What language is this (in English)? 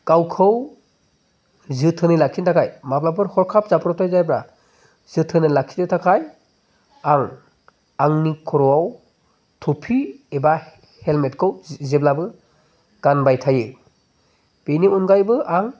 Bodo